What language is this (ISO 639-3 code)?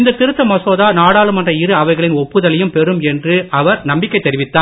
tam